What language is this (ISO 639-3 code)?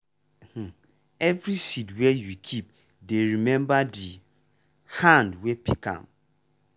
pcm